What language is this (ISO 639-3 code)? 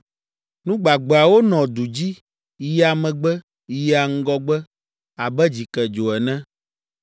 ewe